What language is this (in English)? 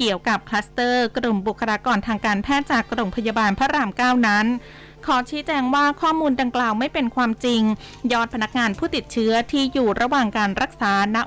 Thai